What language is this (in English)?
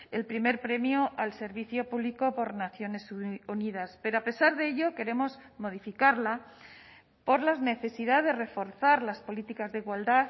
Spanish